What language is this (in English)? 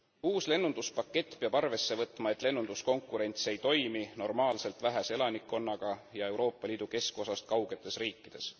Estonian